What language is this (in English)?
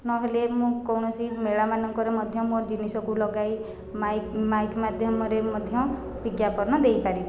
Odia